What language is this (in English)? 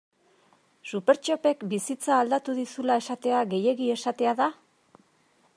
Basque